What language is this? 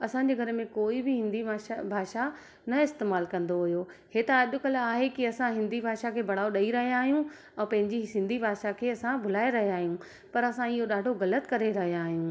Sindhi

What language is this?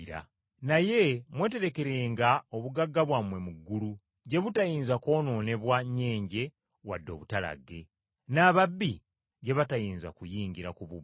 Ganda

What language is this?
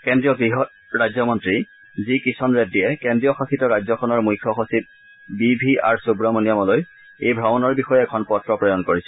Assamese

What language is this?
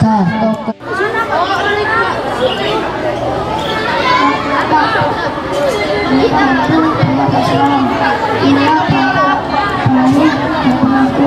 Indonesian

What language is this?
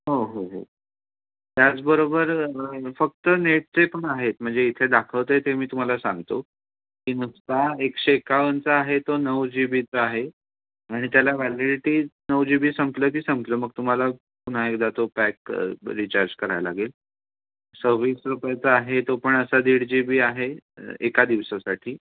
Marathi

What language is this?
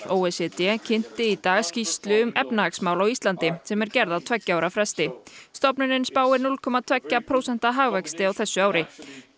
Icelandic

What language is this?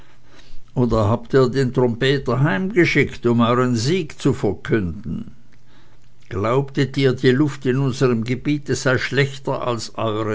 German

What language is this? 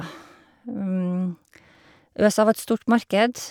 Norwegian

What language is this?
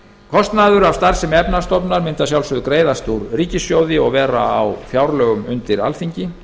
Icelandic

